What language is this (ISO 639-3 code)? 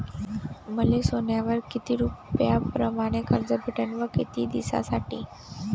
mar